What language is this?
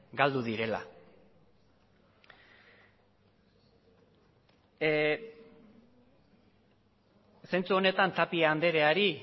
Basque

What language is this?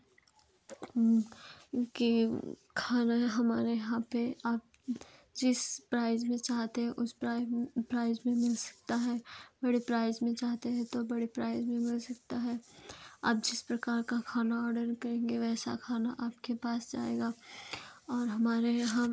Hindi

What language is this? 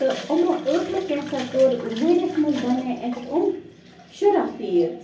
Kashmiri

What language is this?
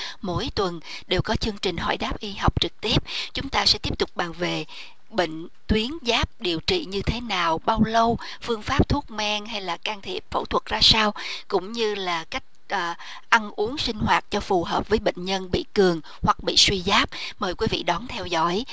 Vietnamese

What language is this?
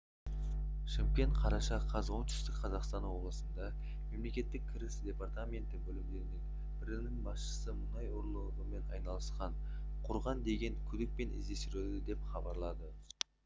Kazakh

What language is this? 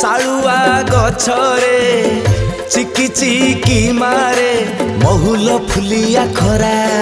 Bangla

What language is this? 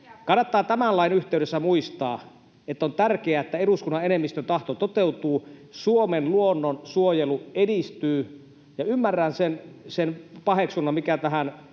Finnish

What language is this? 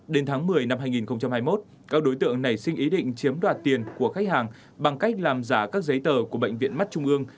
Vietnamese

